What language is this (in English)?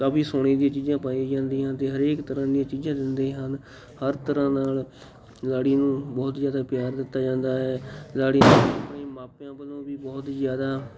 Punjabi